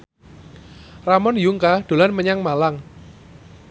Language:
Javanese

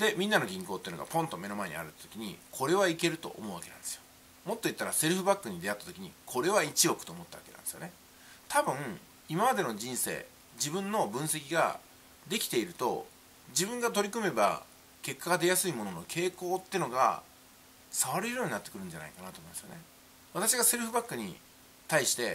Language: Japanese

